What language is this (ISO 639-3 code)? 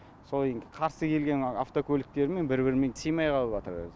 kaz